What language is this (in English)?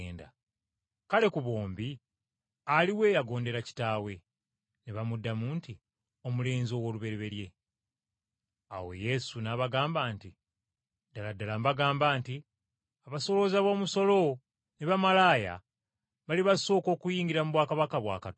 Ganda